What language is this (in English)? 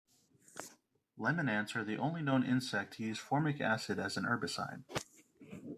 English